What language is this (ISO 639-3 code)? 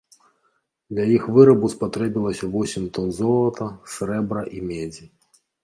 bel